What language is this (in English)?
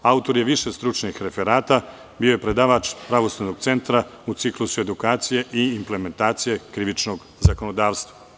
Serbian